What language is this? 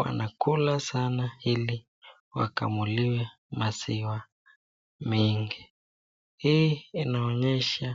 Swahili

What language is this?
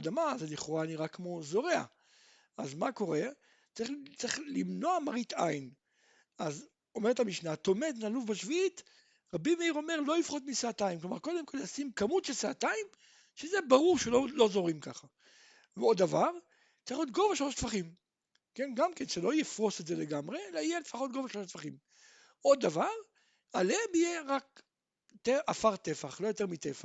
Hebrew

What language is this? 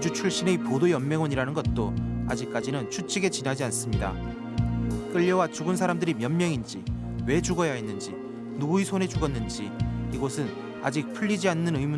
Korean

